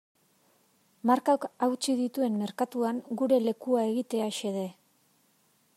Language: Basque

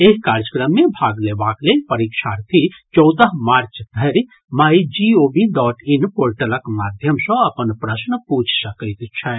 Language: Maithili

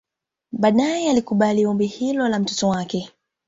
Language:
Swahili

